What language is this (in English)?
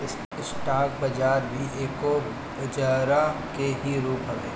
Bhojpuri